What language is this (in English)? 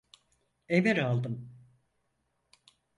Turkish